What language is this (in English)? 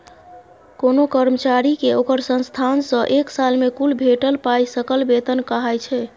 Maithili